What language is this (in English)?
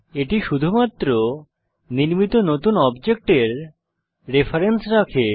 Bangla